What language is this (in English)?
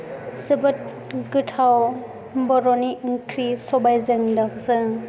Bodo